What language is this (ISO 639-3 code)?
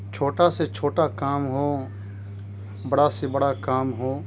urd